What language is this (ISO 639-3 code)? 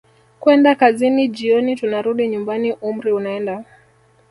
swa